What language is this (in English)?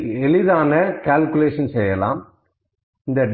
Tamil